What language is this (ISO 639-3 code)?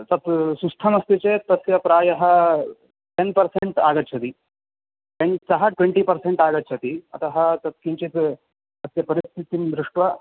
san